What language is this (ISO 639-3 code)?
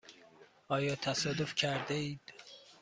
fas